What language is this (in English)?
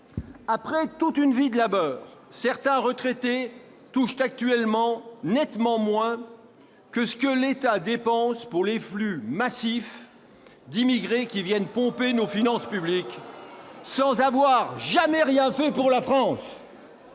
French